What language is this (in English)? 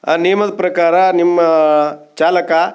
Kannada